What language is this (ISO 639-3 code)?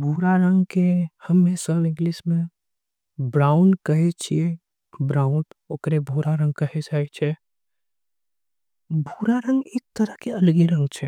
anp